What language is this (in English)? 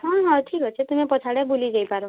Odia